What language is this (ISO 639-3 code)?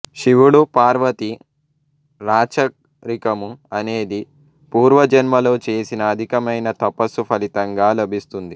tel